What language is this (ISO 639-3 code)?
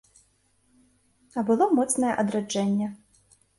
bel